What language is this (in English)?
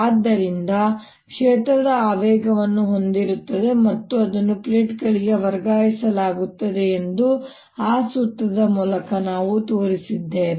Kannada